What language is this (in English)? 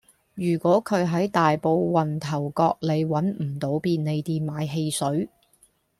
Cantonese